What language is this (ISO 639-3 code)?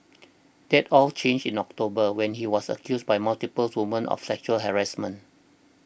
eng